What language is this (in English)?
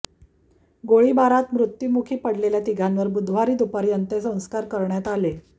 Marathi